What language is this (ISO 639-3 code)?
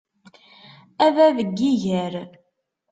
kab